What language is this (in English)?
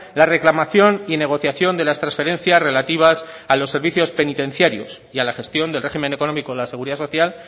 Spanish